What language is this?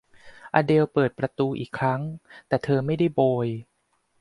Thai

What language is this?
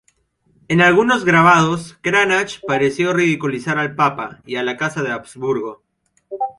Spanish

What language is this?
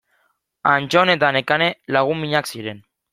Basque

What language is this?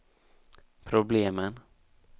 Swedish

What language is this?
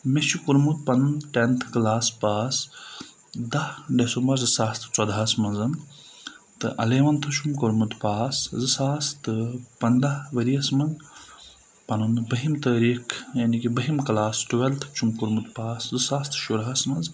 Kashmiri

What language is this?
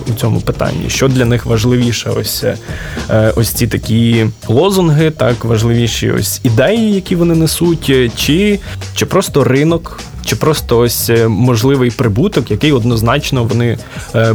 Ukrainian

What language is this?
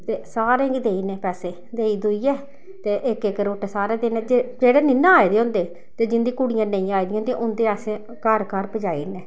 Dogri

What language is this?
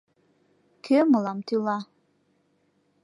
Mari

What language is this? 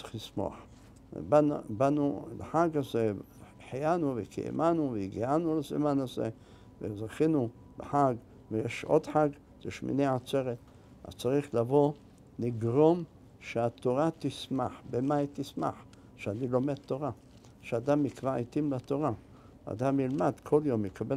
Hebrew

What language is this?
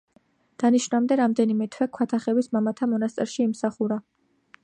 Georgian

